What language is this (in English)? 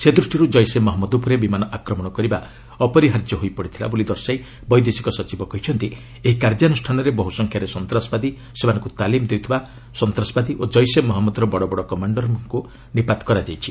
Odia